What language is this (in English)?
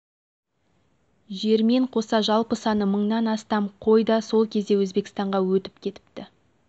Kazakh